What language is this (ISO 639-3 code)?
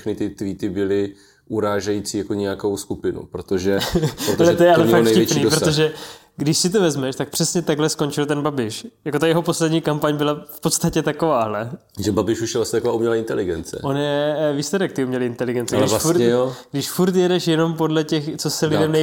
ces